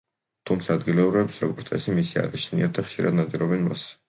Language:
Georgian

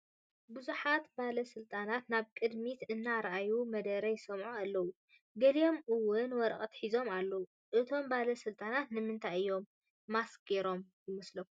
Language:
Tigrinya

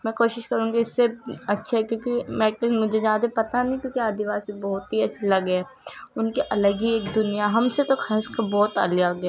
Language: Urdu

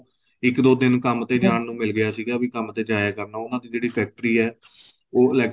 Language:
Punjabi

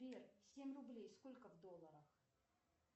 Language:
Russian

